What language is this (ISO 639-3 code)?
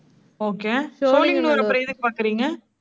tam